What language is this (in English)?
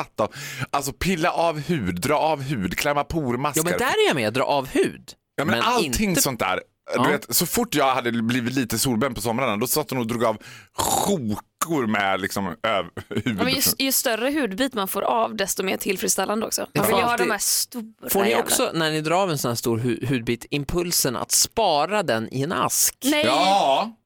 Swedish